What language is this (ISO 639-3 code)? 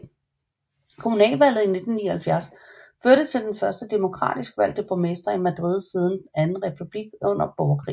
dan